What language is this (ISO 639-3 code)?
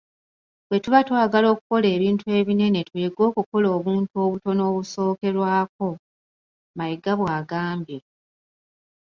lug